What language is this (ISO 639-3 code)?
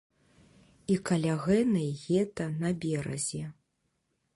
bel